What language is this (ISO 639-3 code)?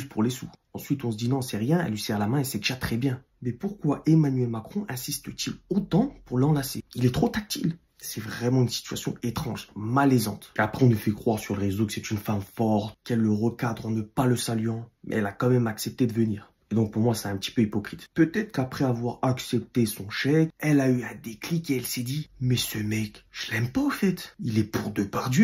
fra